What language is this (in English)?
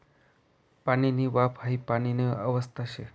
Marathi